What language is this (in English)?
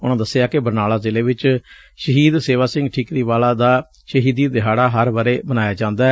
Punjabi